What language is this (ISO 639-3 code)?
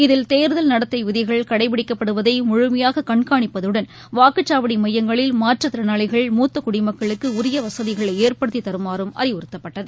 tam